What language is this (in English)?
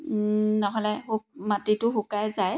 Assamese